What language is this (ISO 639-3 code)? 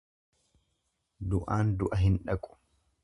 orm